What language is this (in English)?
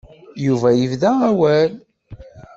Kabyle